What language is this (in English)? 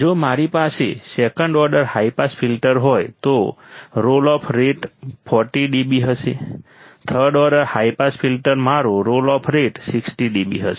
Gujarati